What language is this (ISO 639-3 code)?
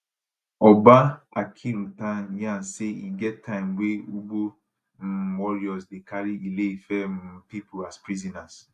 pcm